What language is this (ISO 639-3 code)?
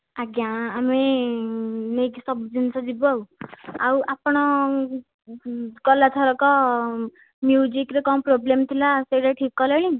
ori